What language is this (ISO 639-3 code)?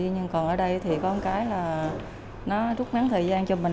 vie